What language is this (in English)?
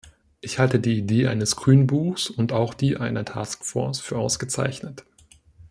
German